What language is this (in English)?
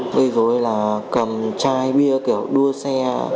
Vietnamese